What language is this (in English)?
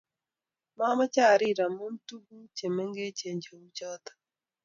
Kalenjin